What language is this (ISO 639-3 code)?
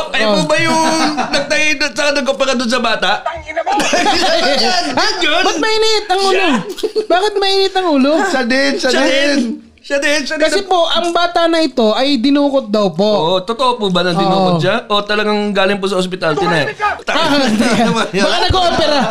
fil